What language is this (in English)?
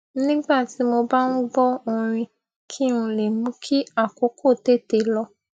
Yoruba